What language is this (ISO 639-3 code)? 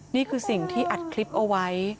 tha